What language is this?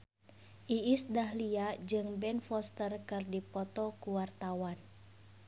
Sundanese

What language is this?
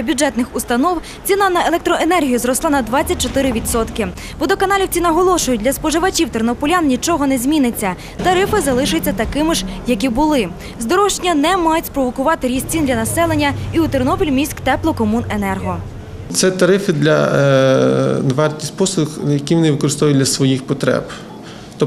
Ukrainian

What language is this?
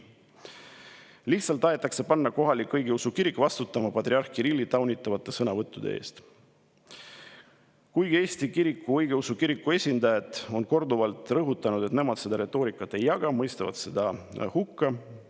Estonian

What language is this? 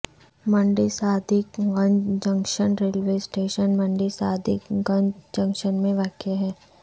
Urdu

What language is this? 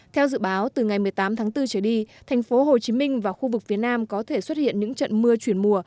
Vietnamese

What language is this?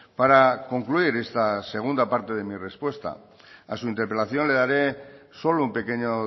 Spanish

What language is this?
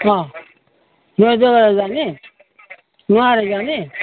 Nepali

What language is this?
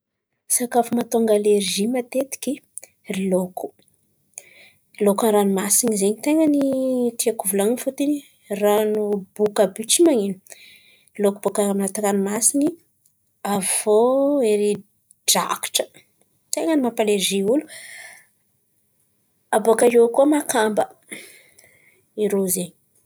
Antankarana Malagasy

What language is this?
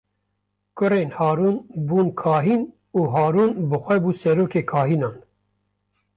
Kurdish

